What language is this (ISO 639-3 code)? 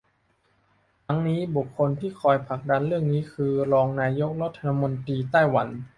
tha